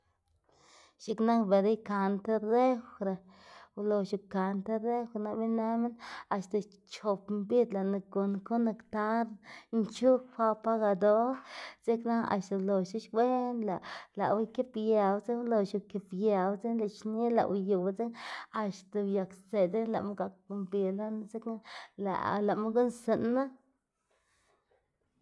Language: Xanaguía Zapotec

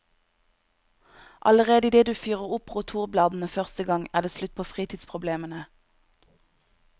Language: Norwegian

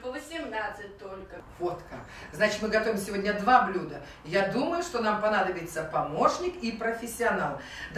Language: Russian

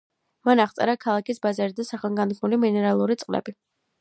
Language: Georgian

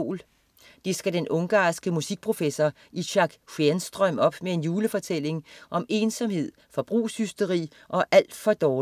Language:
Danish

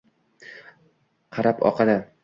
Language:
Uzbek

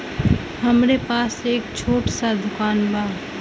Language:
Bhojpuri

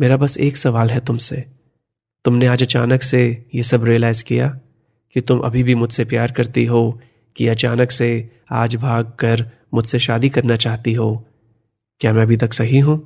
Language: Hindi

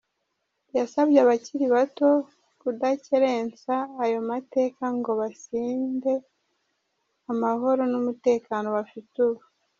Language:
Kinyarwanda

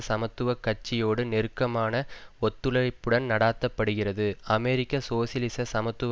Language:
Tamil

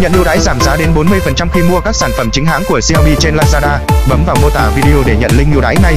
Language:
Vietnamese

